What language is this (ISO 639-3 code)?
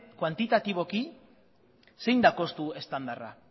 eus